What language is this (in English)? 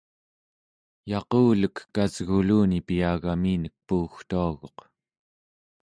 Central Yupik